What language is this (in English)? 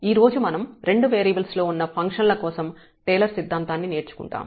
Telugu